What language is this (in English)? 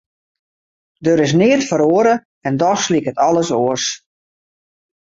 Western Frisian